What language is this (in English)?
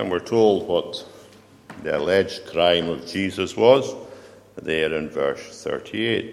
English